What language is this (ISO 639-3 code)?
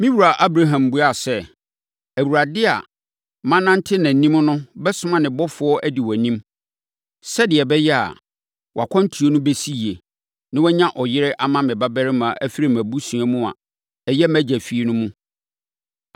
aka